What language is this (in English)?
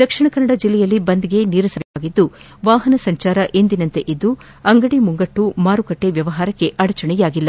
Kannada